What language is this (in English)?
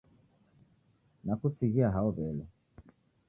Taita